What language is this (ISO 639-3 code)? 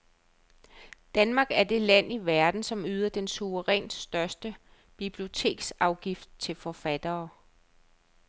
dan